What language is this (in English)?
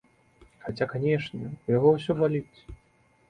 Belarusian